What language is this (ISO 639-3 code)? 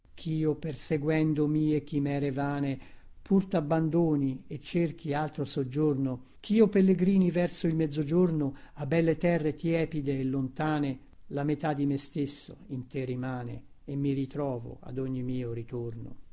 ita